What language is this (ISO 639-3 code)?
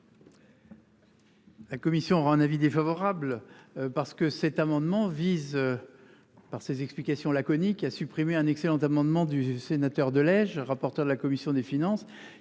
fra